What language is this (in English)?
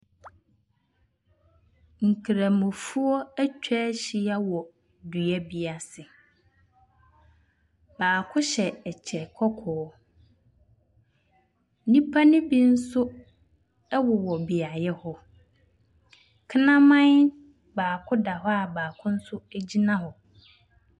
Akan